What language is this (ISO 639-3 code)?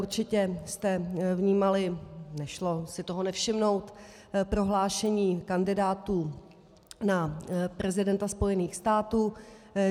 ces